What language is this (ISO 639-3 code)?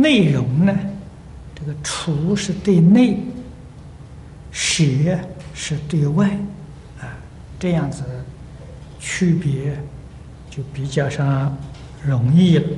zho